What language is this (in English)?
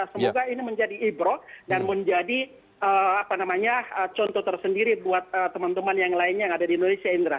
Indonesian